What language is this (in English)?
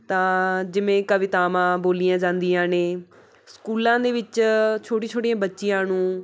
Punjabi